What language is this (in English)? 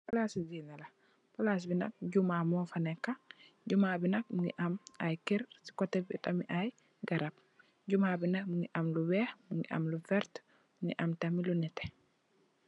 Wolof